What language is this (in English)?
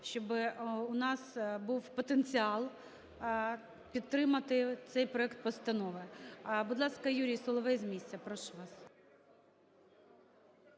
Ukrainian